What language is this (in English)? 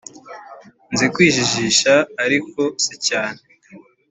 Kinyarwanda